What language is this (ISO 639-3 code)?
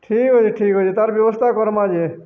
ori